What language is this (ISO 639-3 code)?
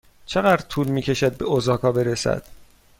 fas